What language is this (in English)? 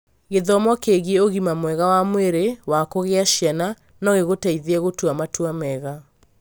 Kikuyu